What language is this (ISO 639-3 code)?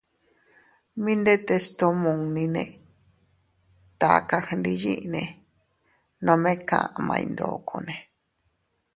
cut